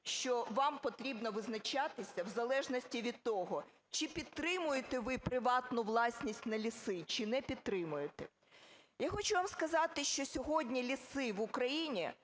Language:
Ukrainian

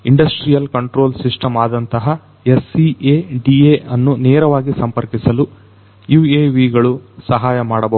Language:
Kannada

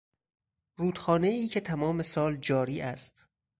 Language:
Persian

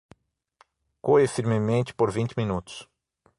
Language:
Portuguese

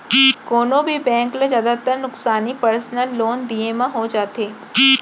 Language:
Chhattisgarhi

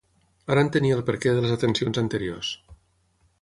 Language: Catalan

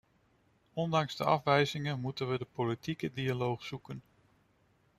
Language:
Dutch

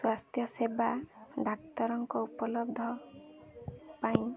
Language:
Odia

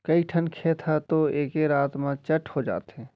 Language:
Chhattisgarhi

